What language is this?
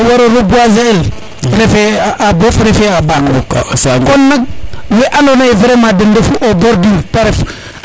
Serer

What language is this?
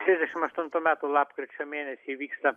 Lithuanian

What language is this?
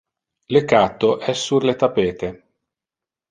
Interlingua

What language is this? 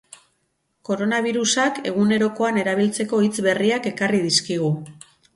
Basque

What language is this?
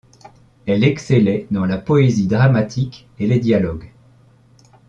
French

